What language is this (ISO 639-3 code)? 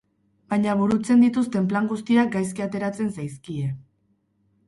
eus